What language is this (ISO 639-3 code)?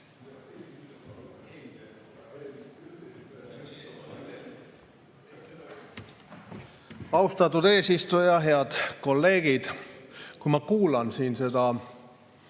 est